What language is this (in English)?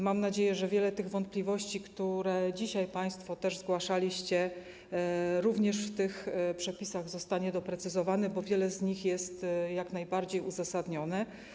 Polish